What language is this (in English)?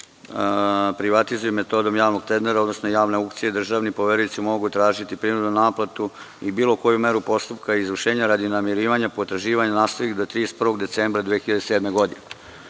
Serbian